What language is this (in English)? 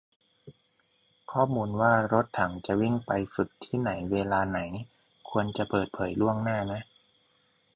Thai